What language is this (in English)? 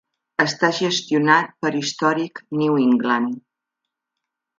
Catalan